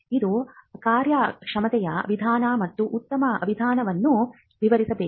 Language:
Kannada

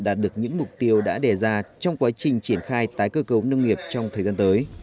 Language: Vietnamese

